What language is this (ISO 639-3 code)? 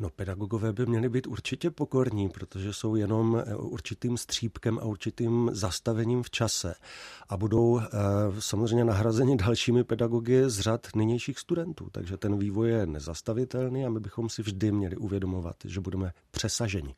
ces